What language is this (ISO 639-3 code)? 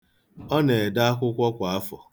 ibo